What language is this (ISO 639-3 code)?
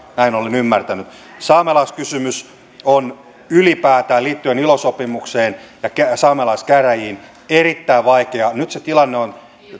fin